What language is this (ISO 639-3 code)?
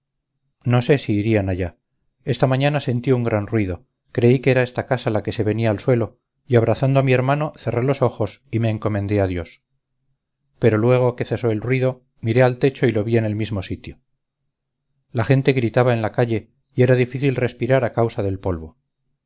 spa